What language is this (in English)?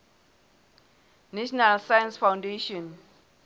Southern Sotho